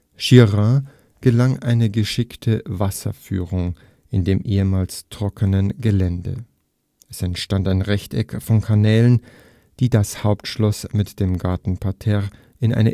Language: German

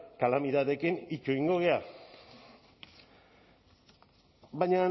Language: Basque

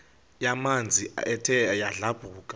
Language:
Xhosa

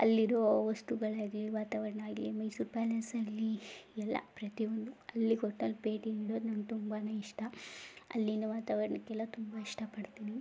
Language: Kannada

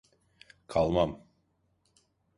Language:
Turkish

